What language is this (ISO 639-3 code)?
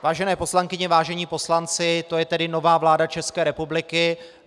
ces